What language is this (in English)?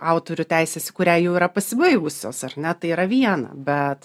Lithuanian